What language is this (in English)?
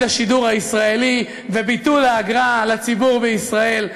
Hebrew